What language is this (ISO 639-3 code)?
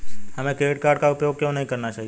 hin